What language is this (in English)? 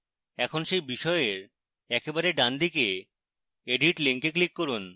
Bangla